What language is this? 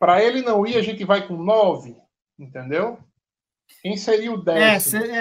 Portuguese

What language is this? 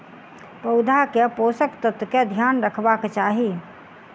Maithili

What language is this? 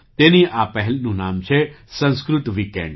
Gujarati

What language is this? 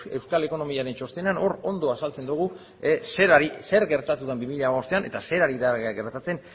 Basque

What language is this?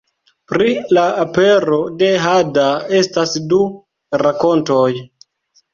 Esperanto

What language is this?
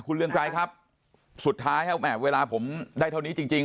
Thai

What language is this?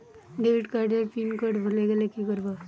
Bangla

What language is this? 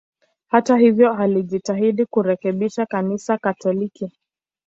Swahili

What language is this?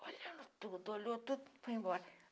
Portuguese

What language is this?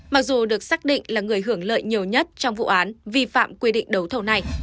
Vietnamese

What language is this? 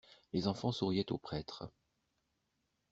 French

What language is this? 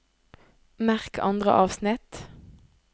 Norwegian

